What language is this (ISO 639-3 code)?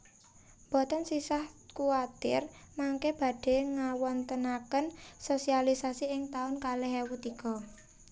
jav